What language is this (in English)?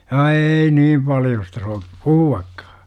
Finnish